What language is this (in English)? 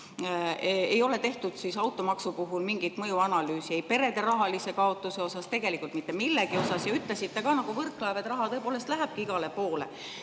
Estonian